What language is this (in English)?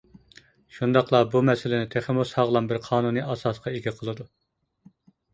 Uyghur